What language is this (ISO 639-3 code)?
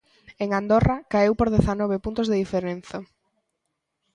glg